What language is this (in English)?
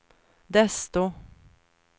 Swedish